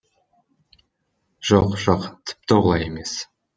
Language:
Kazakh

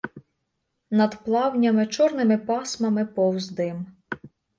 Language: Ukrainian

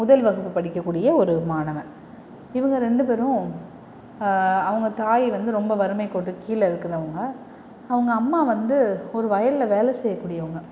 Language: Tamil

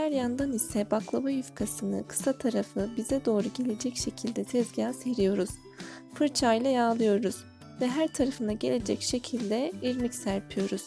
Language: Turkish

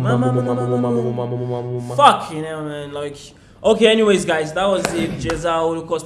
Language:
Turkish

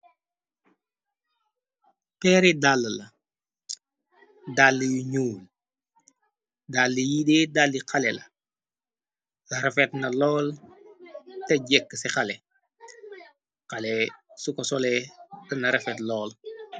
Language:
Wolof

